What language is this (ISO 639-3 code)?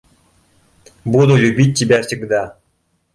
bak